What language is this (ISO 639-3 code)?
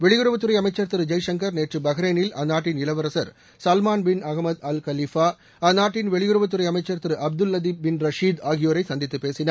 tam